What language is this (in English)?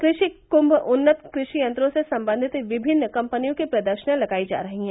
Hindi